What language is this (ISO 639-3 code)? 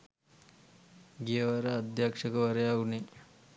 sin